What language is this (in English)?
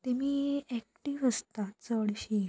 Konkani